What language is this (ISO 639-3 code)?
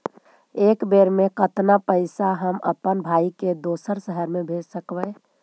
mag